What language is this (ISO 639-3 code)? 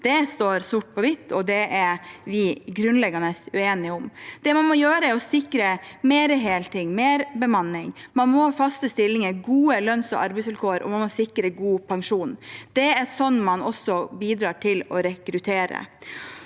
nor